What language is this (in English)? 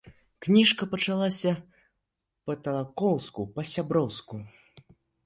Belarusian